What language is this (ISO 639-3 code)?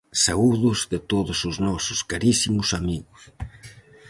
glg